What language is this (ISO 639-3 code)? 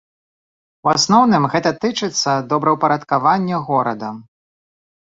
bel